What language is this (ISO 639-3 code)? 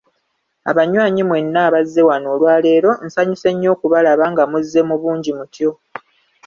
lug